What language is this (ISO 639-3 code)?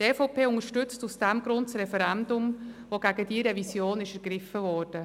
gsw